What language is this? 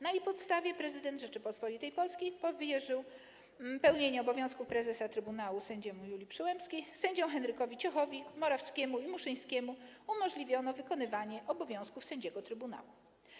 Polish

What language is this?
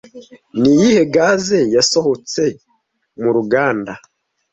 Kinyarwanda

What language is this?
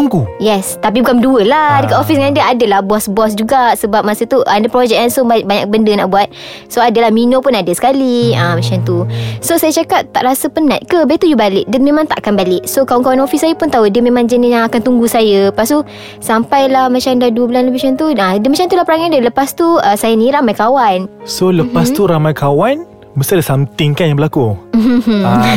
Malay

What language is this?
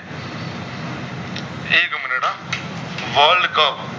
Gujarati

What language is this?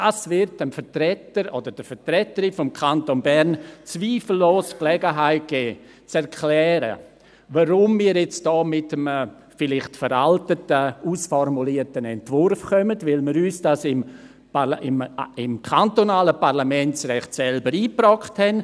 Swiss German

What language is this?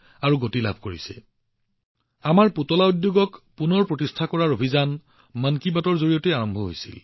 Assamese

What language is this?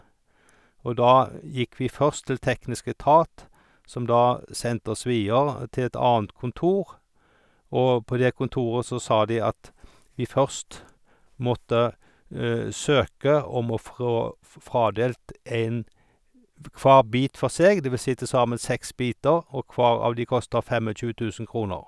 Norwegian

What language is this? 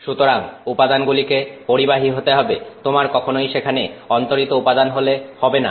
Bangla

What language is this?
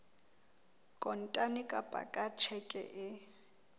Southern Sotho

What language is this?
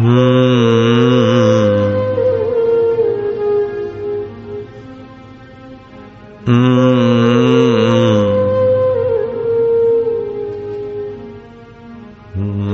Hindi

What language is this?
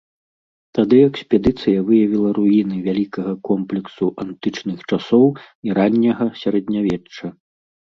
Belarusian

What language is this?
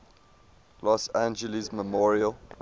English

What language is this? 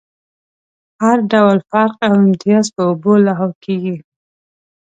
Pashto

